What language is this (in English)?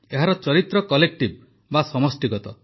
Odia